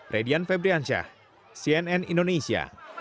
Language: Indonesian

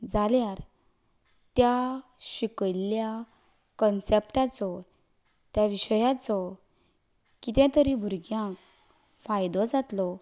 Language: Konkani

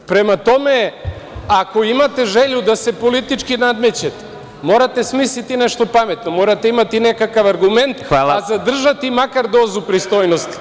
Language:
Serbian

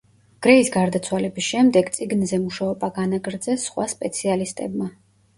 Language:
Georgian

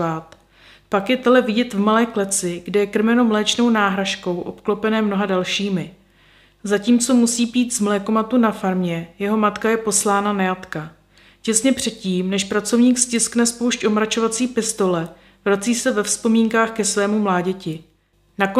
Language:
Czech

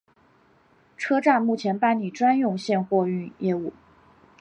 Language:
Chinese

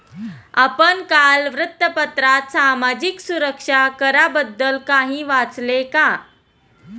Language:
Marathi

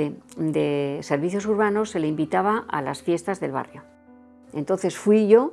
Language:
Spanish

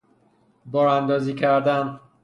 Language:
Persian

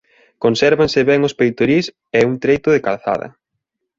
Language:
Galician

